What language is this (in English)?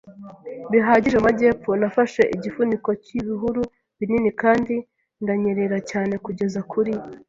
Kinyarwanda